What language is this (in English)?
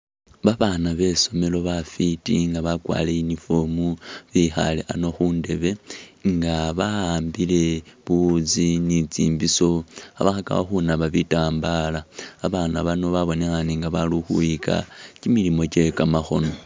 Masaaba